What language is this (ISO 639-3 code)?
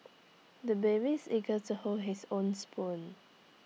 eng